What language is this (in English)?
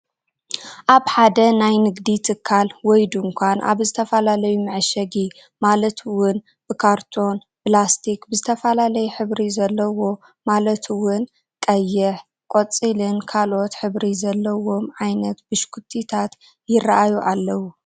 Tigrinya